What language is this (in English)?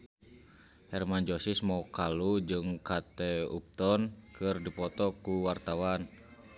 Sundanese